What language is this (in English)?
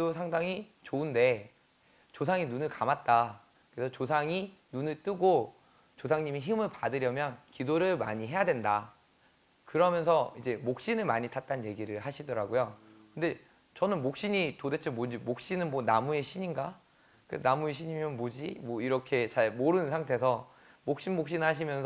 Korean